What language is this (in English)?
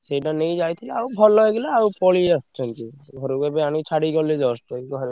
Odia